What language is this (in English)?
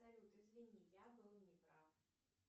Russian